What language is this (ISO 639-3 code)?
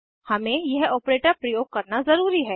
hin